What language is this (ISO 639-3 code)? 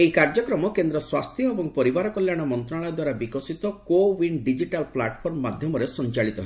ori